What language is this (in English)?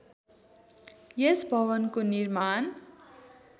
Nepali